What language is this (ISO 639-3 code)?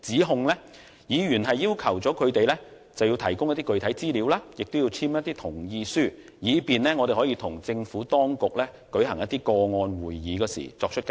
yue